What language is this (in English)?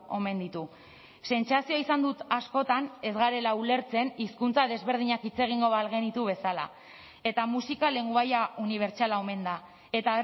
Basque